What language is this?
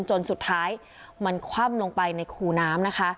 Thai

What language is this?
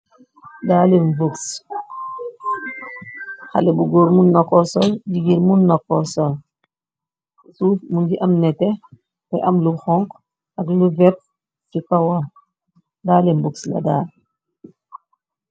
Wolof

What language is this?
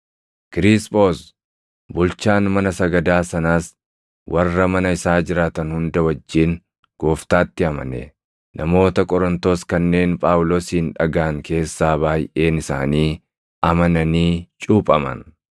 Oromo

